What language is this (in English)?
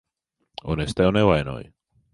Latvian